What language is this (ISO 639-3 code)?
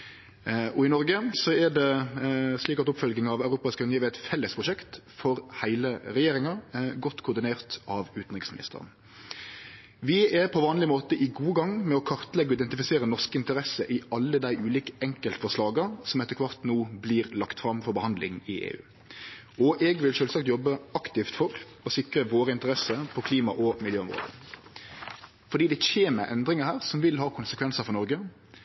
nno